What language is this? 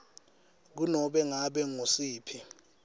Swati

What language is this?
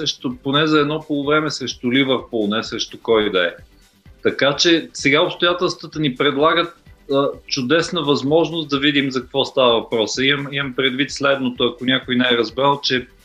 Bulgarian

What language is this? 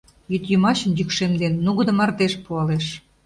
Mari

